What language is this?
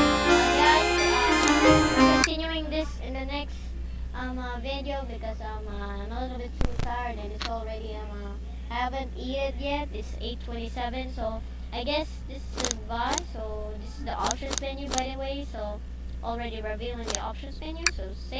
English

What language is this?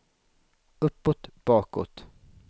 Swedish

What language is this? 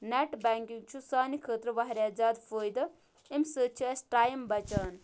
Kashmiri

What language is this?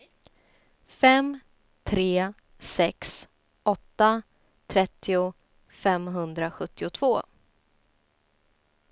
Swedish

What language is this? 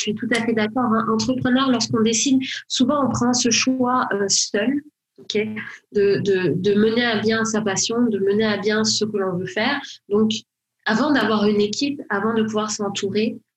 French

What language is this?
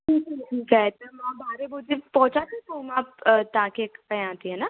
Sindhi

